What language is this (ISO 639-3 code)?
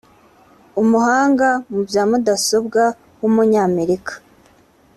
kin